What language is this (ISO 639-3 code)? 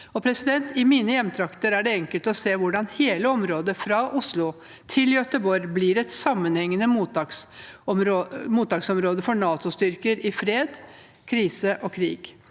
nor